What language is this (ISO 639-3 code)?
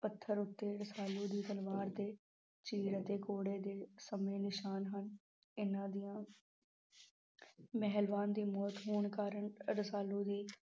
pan